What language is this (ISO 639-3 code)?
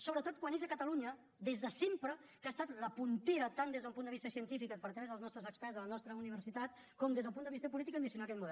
cat